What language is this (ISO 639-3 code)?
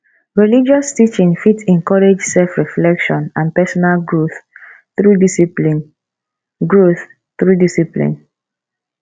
pcm